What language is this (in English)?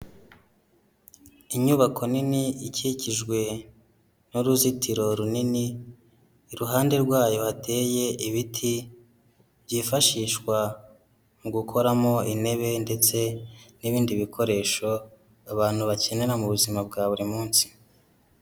Kinyarwanda